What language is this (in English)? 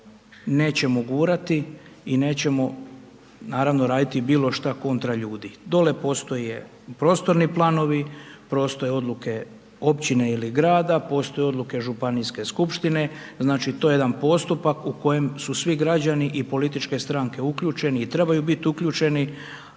Croatian